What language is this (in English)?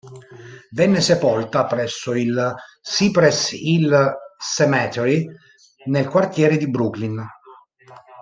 Italian